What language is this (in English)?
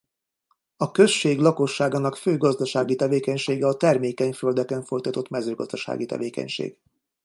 Hungarian